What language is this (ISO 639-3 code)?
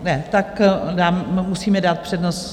ces